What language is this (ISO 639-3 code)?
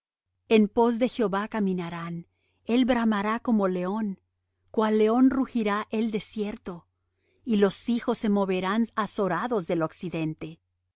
spa